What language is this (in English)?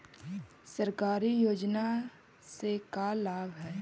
Magahi